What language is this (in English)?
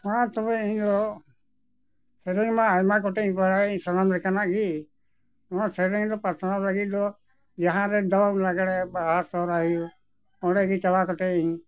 Santali